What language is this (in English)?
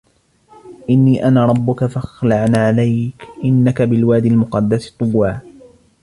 Arabic